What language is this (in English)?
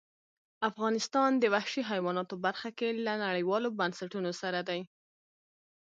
Pashto